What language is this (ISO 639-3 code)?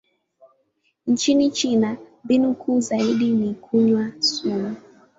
swa